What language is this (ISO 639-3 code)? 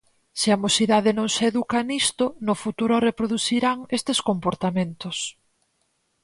glg